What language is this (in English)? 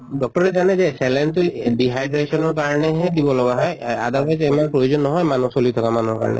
Assamese